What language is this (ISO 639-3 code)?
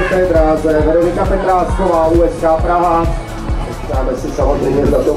ces